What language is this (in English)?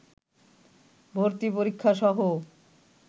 Bangla